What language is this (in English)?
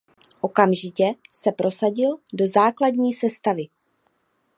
Czech